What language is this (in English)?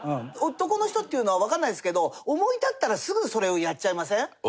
Japanese